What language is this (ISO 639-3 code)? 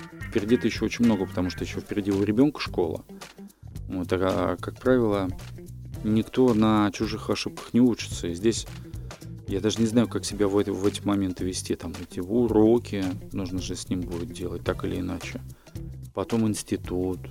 rus